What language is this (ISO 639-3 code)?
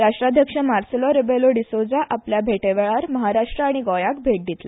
kok